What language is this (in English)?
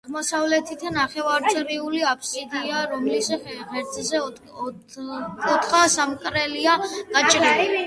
Georgian